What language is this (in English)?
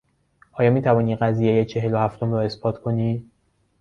Persian